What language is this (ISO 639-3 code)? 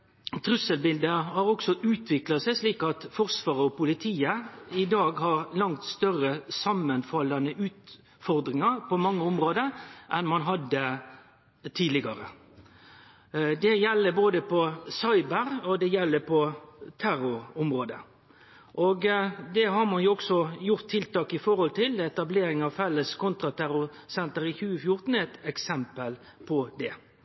nno